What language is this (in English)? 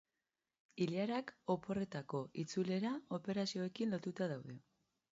Basque